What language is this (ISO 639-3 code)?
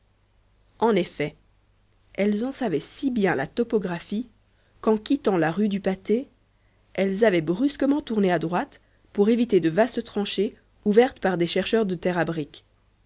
fra